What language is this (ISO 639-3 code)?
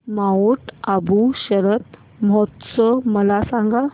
mar